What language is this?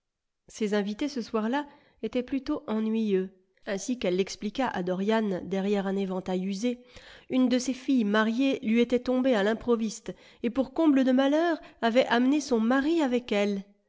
French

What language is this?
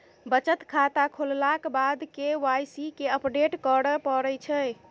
Maithili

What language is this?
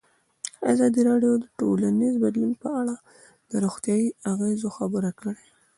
Pashto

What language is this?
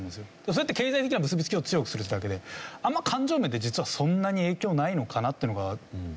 Japanese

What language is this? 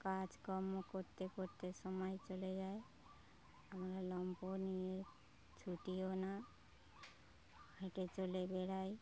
Bangla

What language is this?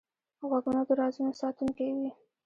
Pashto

